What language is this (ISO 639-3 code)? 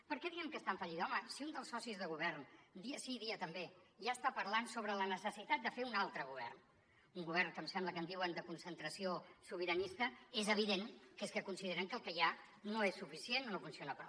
cat